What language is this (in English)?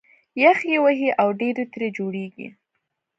Pashto